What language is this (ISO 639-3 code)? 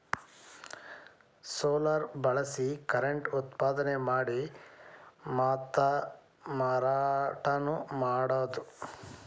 kan